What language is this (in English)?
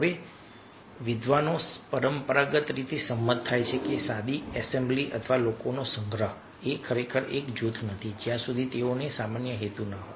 Gujarati